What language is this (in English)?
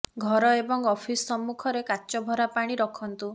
Odia